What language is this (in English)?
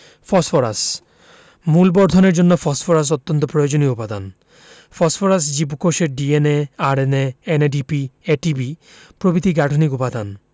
Bangla